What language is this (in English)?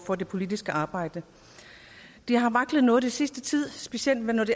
Danish